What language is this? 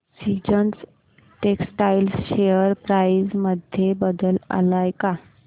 Marathi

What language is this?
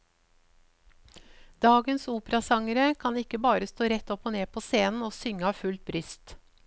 Norwegian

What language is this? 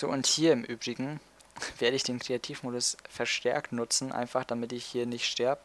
German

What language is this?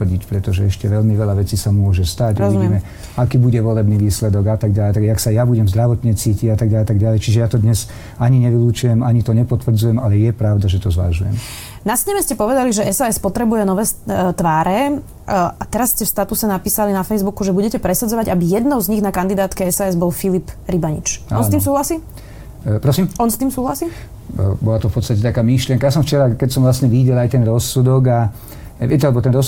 Slovak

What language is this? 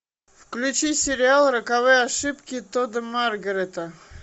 Russian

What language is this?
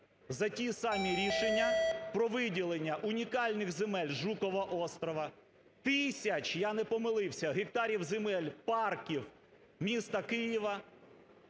Ukrainian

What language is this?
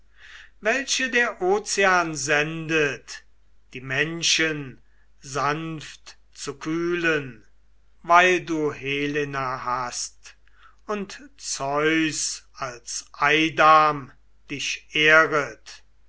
German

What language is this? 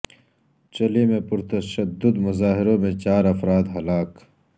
Urdu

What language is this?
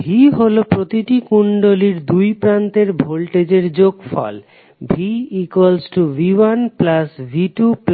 Bangla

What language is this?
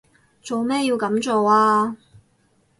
Cantonese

